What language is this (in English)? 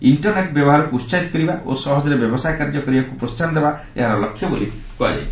Odia